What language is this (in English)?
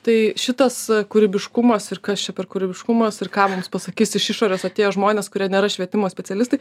Lithuanian